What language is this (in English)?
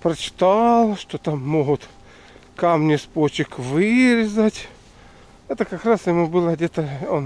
Russian